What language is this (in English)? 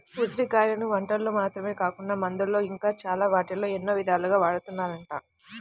Telugu